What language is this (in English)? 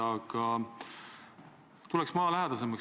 Estonian